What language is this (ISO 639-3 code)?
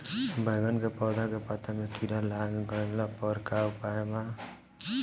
bho